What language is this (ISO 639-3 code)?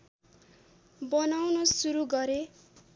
nep